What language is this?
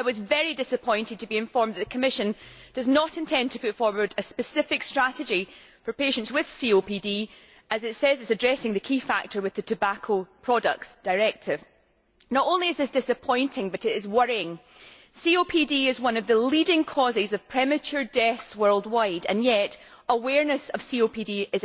English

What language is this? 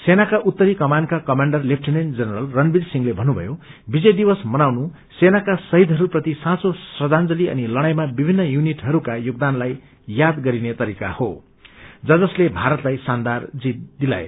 Nepali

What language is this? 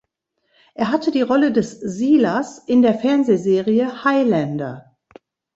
German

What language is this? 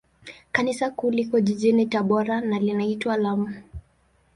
Swahili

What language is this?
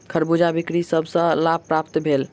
Maithili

